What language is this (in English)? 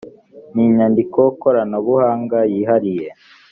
Kinyarwanda